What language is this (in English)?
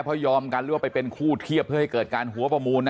Thai